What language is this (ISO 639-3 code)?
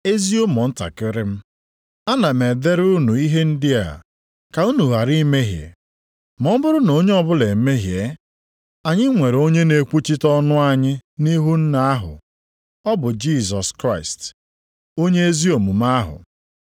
ibo